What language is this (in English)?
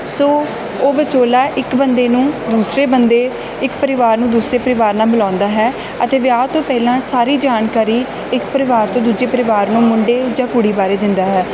Punjabi